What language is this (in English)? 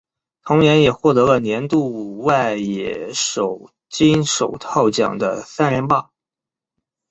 Chinese